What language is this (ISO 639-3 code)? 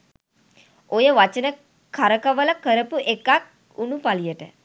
sin